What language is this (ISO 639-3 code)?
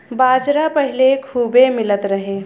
bho